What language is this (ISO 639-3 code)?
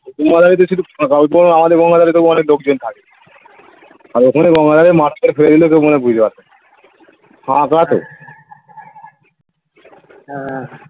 ben